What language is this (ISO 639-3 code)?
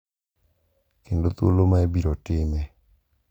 luo